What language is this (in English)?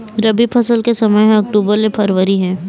Chhattisgarhi